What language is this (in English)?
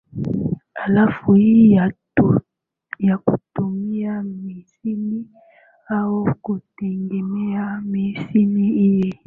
Swahili